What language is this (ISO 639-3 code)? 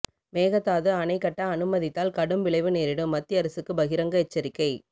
tam